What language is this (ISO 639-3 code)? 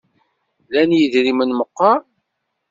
kab